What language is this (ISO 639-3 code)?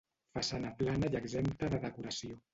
cat